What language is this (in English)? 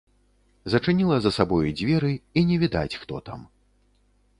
Belarusian